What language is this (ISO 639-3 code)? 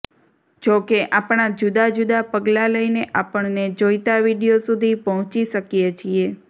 guj